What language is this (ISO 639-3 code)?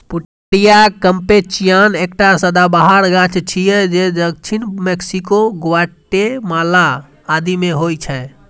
mai